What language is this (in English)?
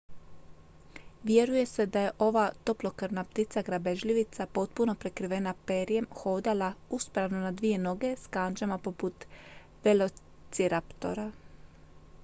Croatian